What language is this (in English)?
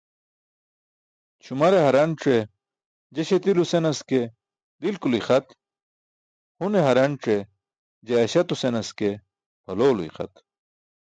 Burushaski